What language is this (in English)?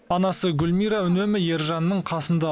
Kazakh